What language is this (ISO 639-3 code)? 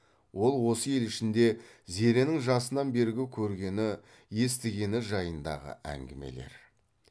kaz